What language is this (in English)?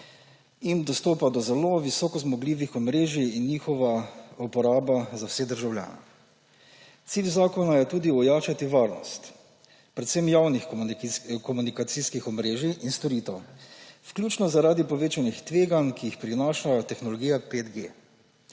Slovenian